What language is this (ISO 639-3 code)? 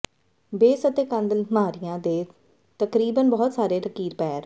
pan